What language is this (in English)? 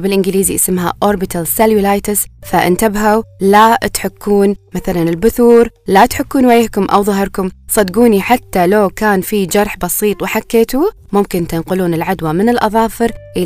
Arabic